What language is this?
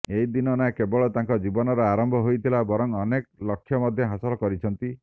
Odia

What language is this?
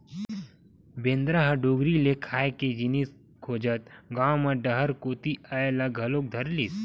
Chhattisgarhi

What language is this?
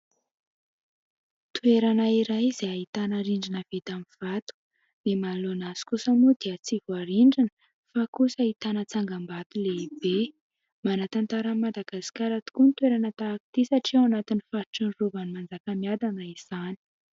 Malagasy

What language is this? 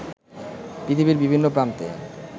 Bangla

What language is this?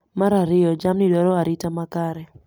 Luo (Kenya and Tanzania)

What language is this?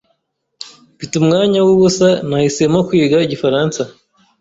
Kinyarwanda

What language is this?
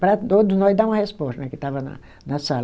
Portuguese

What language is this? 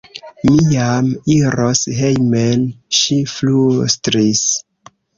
Esperanto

